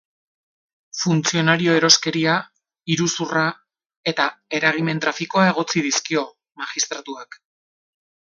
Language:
Basque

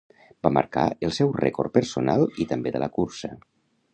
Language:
Catalan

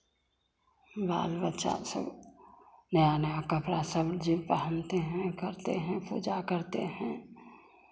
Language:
Hindi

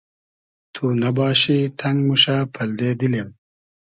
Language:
Hazaragi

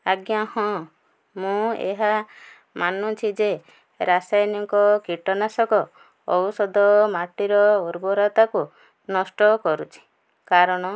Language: Odia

